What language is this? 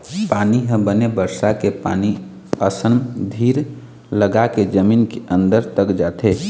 Chhattisgarhi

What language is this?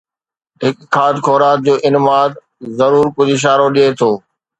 Sindhi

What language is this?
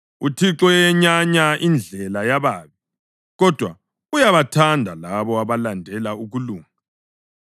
North Ndebele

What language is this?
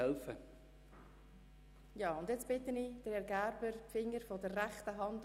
Swiss German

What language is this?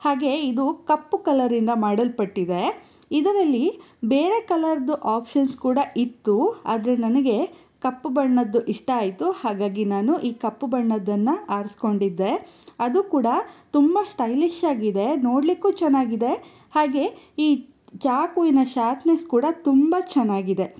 Kannada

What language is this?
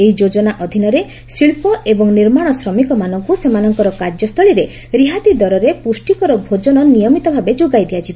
Odia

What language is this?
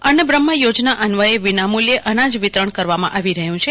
Gujarati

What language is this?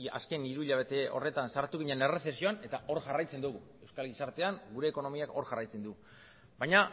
Basque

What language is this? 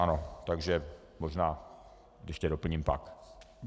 Czech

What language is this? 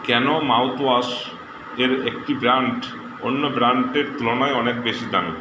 Bangla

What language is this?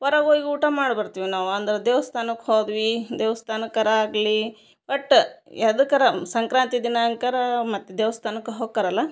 Kannada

